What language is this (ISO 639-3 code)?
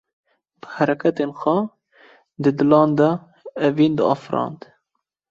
kur